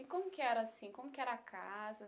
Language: Portuguese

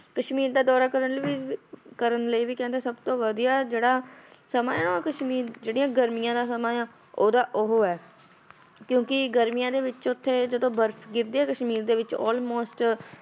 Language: Punjabi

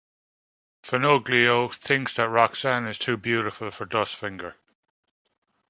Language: English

